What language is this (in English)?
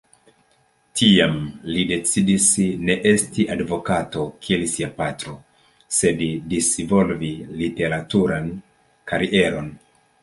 Esperanto